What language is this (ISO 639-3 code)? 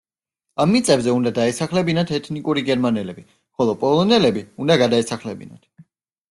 kat